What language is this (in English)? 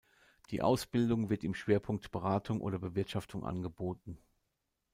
German